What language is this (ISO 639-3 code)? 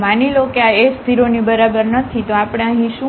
guj